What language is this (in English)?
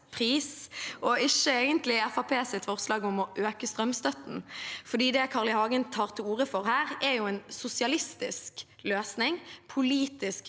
Norwegian